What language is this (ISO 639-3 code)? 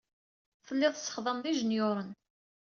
kab